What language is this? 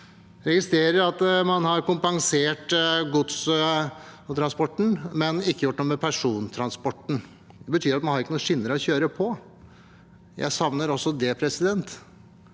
Norwegian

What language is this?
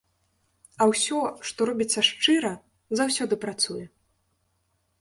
Belarusian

